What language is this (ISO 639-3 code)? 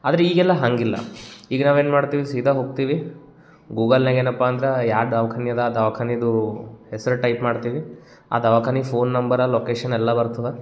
kan